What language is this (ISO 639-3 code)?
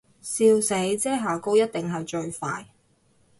yue